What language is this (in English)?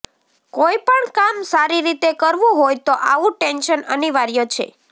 Gujarati